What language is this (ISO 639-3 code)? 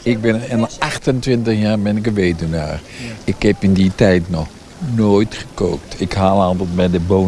nld